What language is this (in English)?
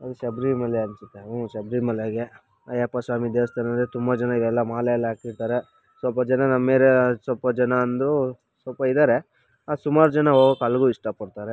Kannada